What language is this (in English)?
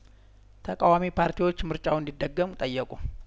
Amharic